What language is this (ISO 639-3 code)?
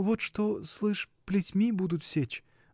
rus